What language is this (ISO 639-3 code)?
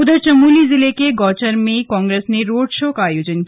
hin